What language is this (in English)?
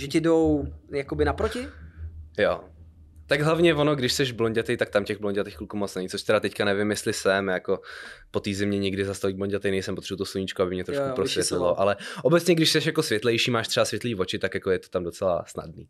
Czech